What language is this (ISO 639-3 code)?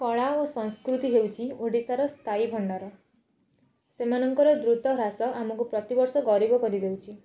ori